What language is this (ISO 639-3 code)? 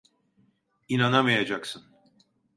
tur